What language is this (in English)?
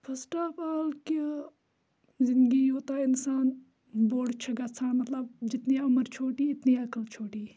Kashmiri